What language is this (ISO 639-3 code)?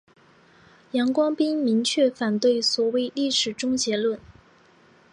zho